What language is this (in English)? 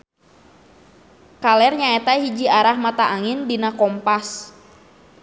Sundanese